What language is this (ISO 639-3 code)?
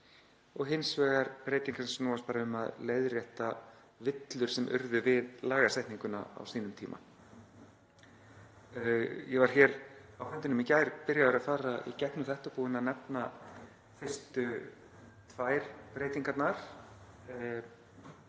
isl